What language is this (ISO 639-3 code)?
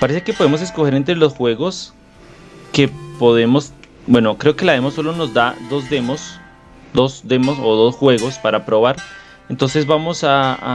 spa